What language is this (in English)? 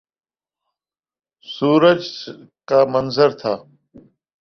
Urdu